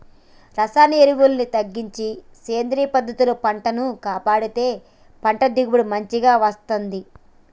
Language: Telugu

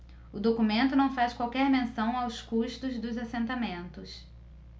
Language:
Portuguese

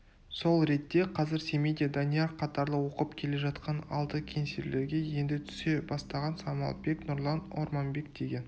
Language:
Kazakh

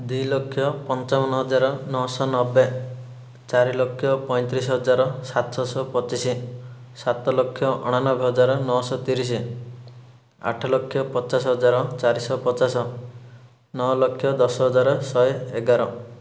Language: Odia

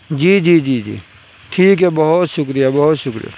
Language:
Urdu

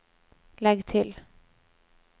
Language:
Norwegian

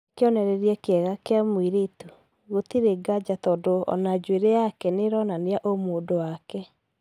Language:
Kikuyu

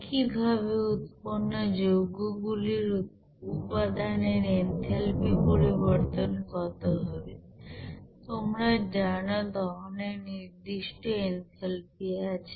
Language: Bangla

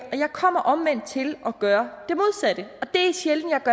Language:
Danish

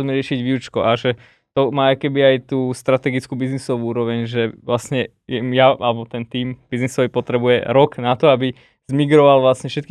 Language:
Slovak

